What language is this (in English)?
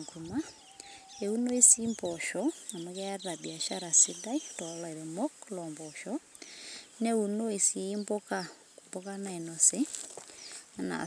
Masai